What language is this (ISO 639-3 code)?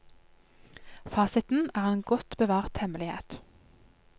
nor